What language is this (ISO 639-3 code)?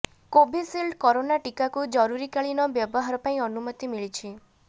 ori